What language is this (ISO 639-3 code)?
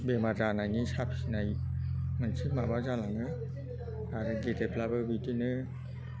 brx